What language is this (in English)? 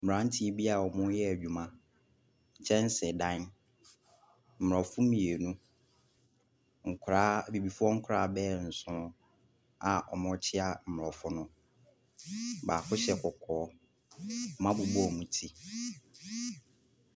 Akan